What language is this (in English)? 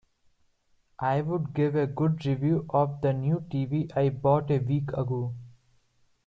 English